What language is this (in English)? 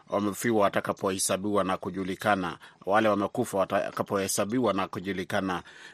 Swahili